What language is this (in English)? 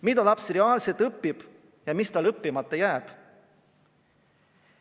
Estonian